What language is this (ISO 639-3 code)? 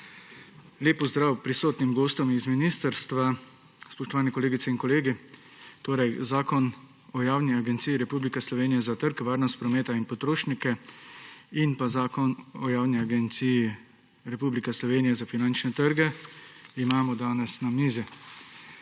slv